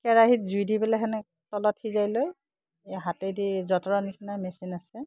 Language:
Assamese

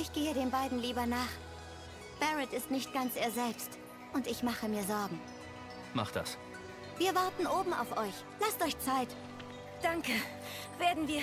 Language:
German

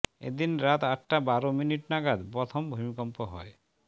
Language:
Bangla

